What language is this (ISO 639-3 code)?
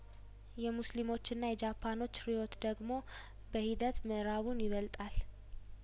amh